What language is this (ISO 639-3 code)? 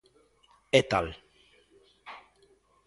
glg